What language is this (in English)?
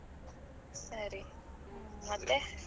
Kannada